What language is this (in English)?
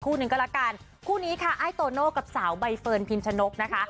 Thai